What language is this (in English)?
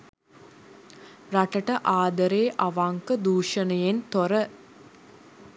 Sinhala